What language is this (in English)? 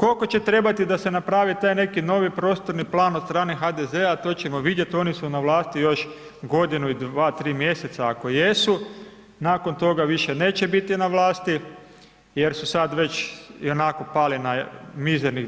Croatian